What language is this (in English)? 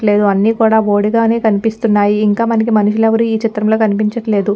Telugu